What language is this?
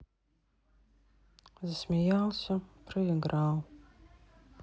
Russian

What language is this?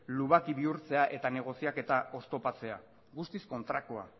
Basque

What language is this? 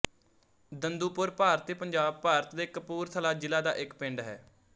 Punjabi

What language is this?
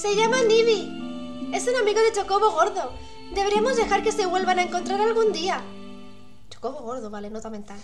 Spanish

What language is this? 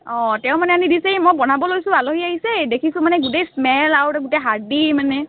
Assamese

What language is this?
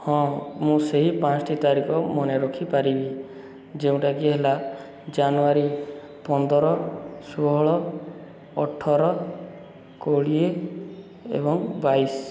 Odia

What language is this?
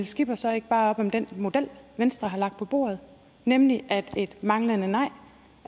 Danish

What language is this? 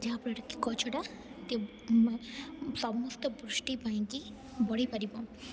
Odia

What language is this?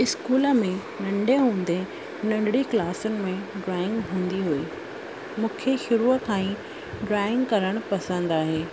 Sindhi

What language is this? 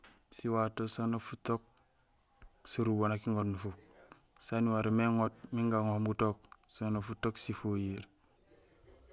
Gusilay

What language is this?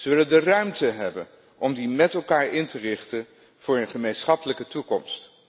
Dutch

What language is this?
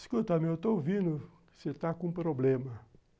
Portuguese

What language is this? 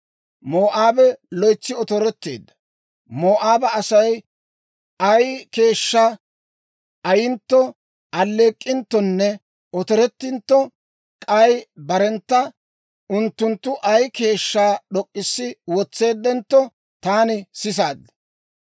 Dawro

